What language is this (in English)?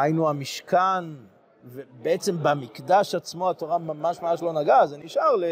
Hebrew